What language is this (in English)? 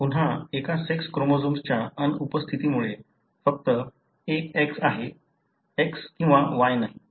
Marathi